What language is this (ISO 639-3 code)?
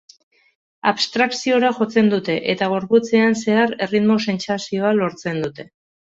eus